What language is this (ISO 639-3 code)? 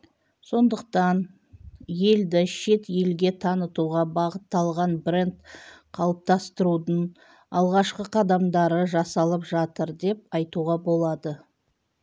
kaz